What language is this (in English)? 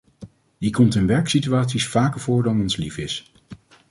Dutch